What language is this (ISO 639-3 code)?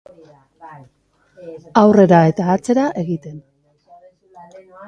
eus